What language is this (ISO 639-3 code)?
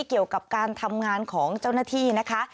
tha